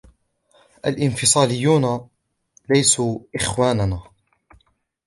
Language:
Arabic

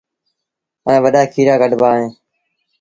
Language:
Sindhi Bhil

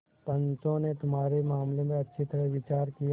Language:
Hindi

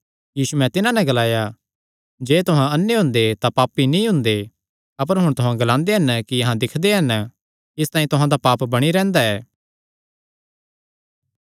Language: Kangri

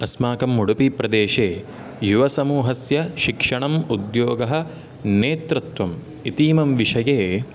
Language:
Sanskrit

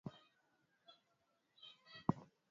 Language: Swahili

